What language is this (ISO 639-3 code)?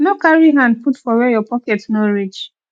pcm